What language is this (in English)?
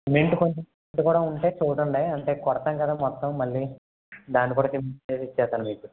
Telugu